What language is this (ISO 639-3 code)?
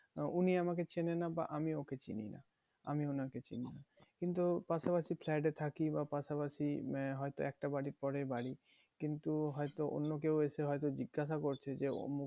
ben